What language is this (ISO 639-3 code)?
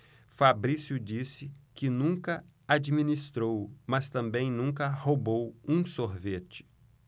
por